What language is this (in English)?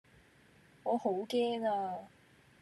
Cantonese